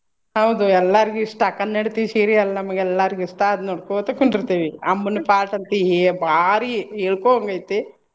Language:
Kannada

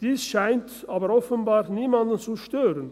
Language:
Swiss German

